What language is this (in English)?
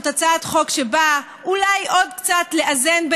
Hebrew